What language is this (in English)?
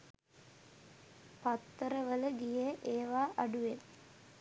Sinhala